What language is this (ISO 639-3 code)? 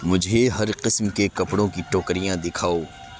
urd